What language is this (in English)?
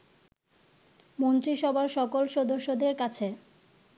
Bangla